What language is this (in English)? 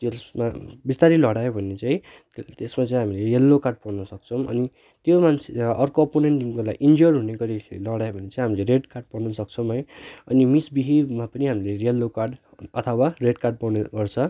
Nepali